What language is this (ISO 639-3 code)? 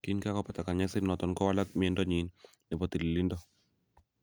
kln